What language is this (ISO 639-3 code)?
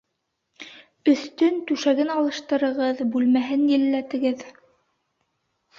bak